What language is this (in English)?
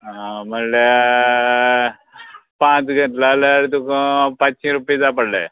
Konkani